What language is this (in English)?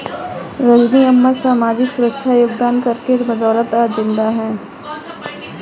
Hindi